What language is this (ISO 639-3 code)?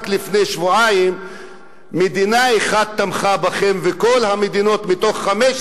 heb